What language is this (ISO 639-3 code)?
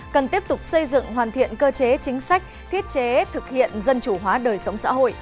vie